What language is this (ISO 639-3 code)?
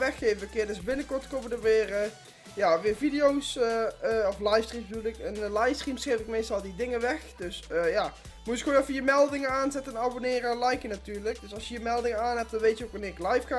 nld